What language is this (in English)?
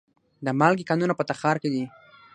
Pashto